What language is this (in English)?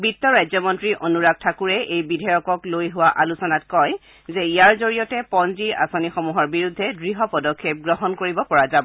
Assamese